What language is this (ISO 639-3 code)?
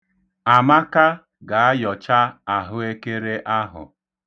ibo